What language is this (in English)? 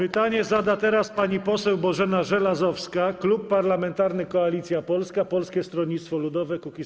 Polish